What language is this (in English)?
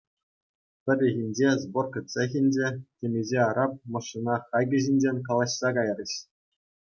Chuvash